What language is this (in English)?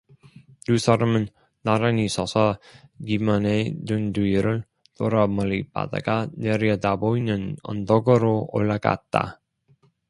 Korean